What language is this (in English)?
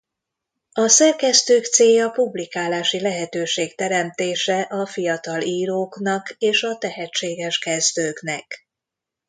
Hungarian